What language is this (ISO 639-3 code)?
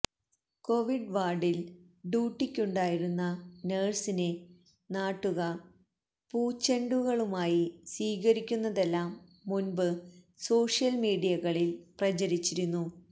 mal